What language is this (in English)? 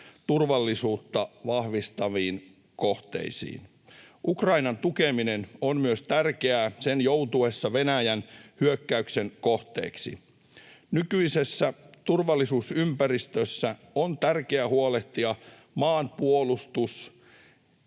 Finnish